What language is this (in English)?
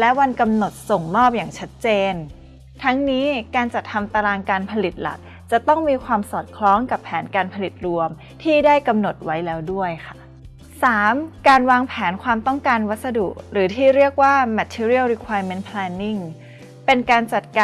Thai